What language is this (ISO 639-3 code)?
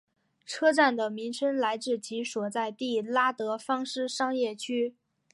zho